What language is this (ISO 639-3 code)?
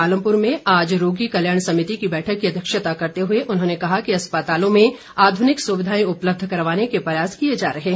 hin